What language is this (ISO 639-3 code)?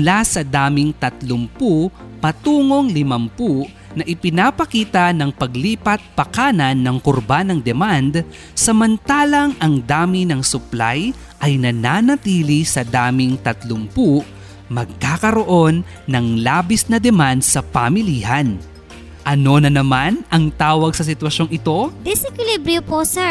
fil